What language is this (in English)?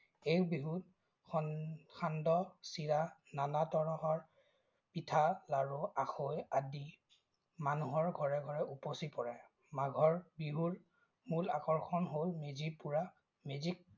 Assamese